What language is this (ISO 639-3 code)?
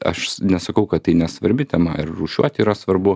lit